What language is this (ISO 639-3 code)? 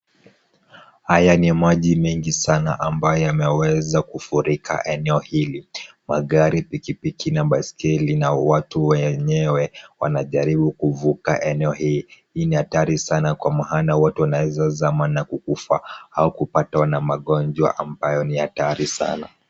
swa